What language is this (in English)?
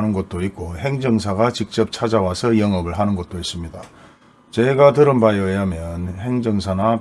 Korean